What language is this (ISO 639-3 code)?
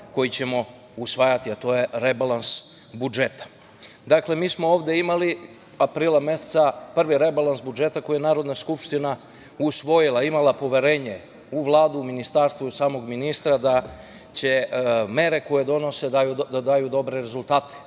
srp